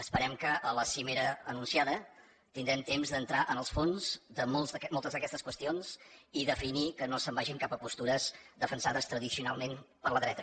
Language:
Catalan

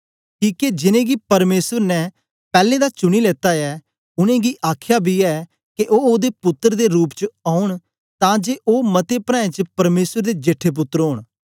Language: Dogri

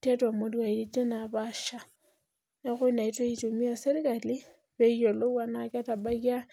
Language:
Masai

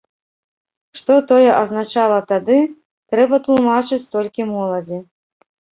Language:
Belarusian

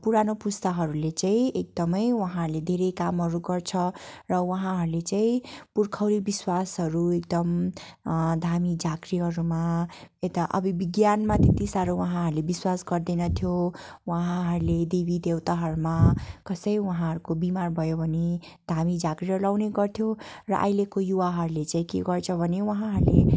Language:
Nepali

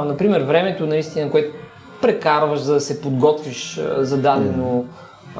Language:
Bulgarian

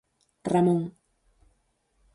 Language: Galician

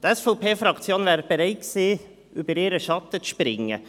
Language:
Swiss German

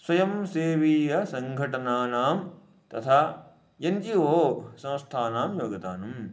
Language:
Sanskrit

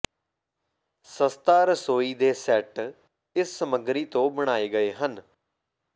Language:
Punjabi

